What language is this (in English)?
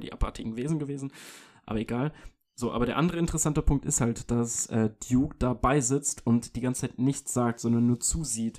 German